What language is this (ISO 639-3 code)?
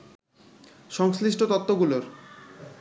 ben